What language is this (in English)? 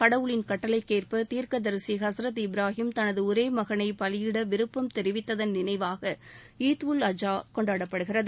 Tamil